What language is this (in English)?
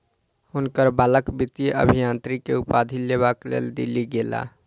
Maithili